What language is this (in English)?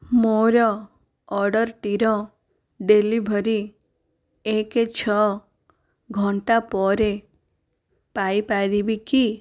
Odia